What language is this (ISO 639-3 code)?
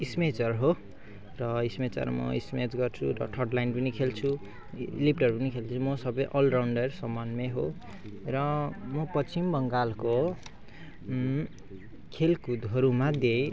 nep